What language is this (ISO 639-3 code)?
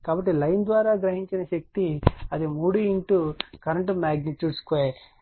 tel